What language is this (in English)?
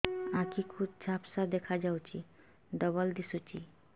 Odia